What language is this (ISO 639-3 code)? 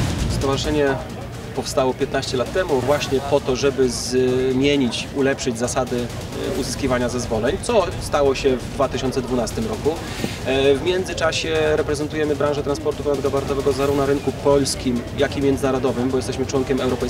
pol